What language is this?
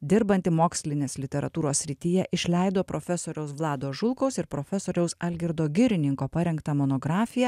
Lithuanian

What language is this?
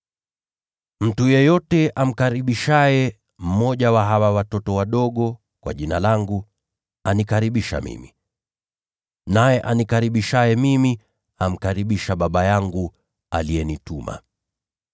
Swahili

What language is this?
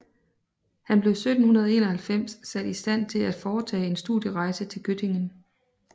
Danish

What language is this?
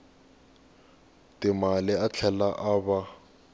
Tsonga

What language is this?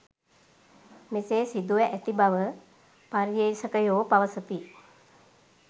Sinhala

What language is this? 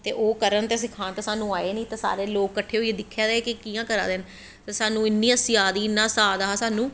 Dogri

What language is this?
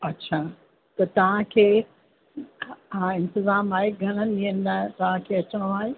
Sindhi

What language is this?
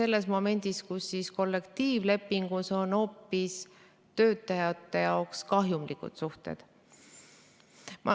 Estonian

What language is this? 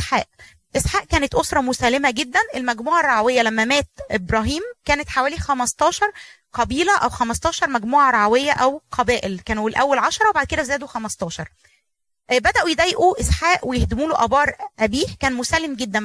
Arabic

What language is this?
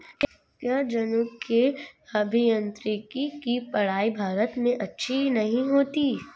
Hindi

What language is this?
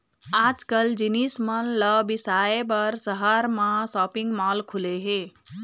Chhattisgarhi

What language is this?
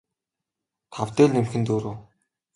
Mongolian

